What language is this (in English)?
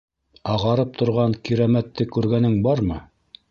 Bashkir